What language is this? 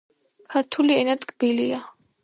Georgian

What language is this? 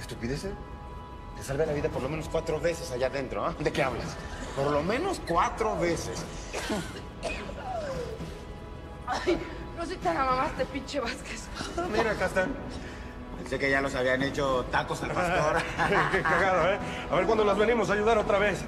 Spanish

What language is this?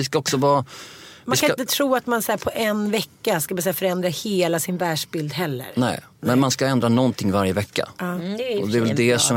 Swedish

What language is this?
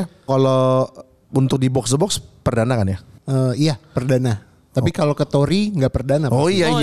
Indonesian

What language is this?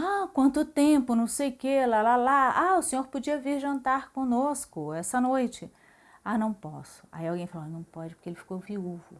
Portuguese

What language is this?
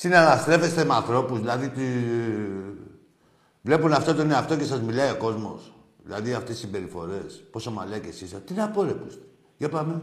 Greek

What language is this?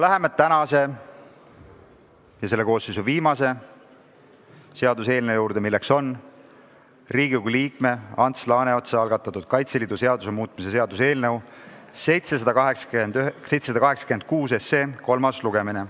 Estonian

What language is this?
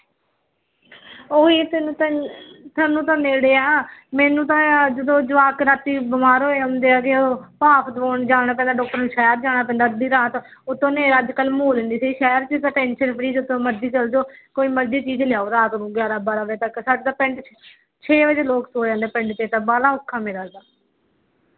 Punjabi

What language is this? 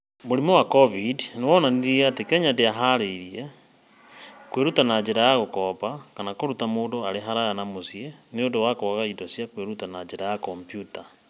Kikuyu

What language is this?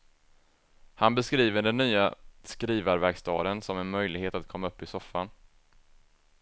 Swedish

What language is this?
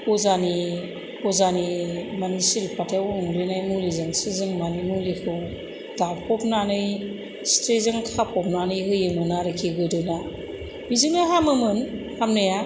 Bodo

